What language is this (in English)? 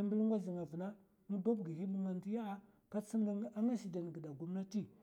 Mafa